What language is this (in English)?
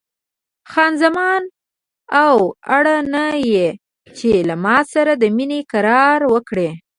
Pashto